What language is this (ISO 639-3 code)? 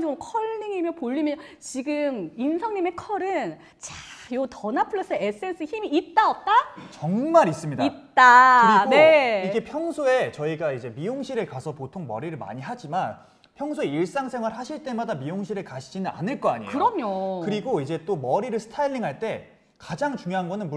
kor